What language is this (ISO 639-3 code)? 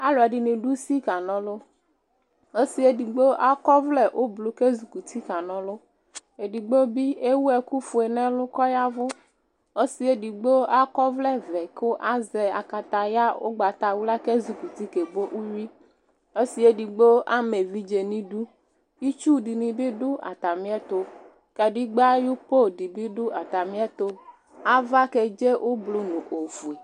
kpo